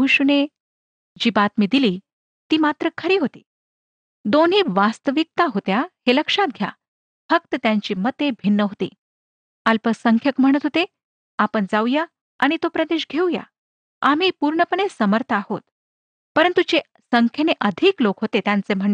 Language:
Marathi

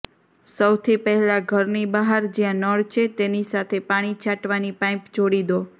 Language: Gujarati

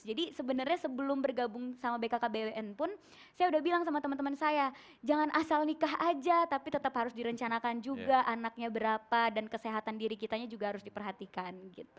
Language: Indonesian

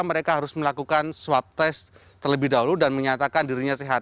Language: Indonesian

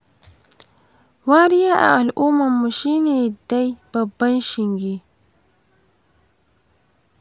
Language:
Hausa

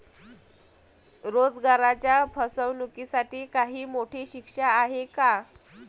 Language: Marathi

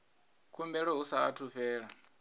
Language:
Venda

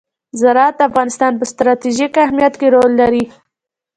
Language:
Pashto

